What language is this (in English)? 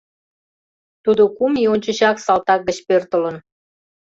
Mari